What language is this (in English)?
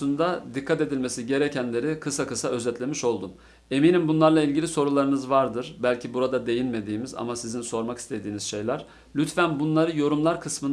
Turkish